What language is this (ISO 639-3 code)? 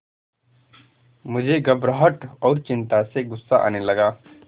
hin